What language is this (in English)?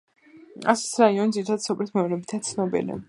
Georgian